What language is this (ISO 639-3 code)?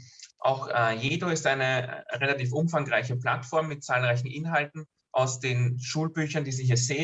deu